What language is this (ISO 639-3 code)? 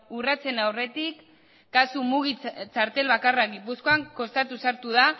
eus